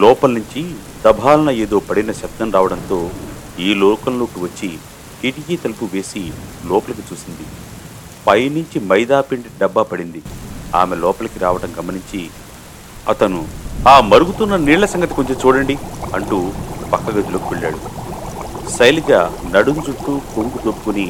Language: Telugu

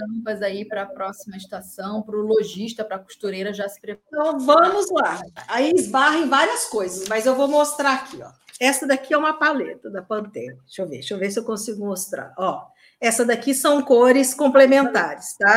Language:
Portuguese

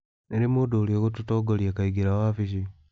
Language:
Kikuyu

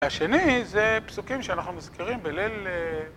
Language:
Hebrew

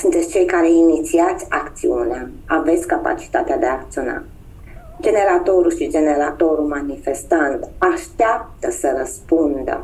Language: Romanian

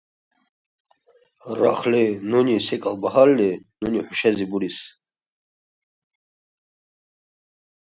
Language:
Russian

